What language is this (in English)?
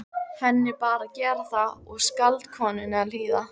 Icelandic